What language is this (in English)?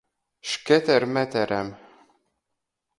Latgalian